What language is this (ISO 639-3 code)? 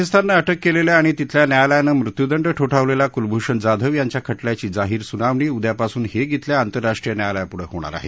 mar